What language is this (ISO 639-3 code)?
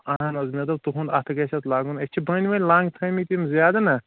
kas